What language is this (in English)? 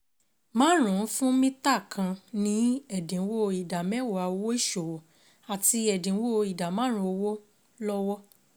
Yoruba